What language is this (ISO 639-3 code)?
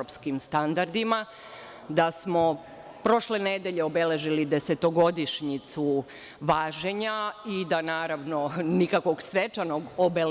srp